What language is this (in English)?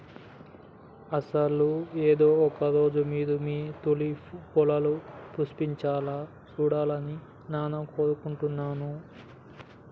Telugu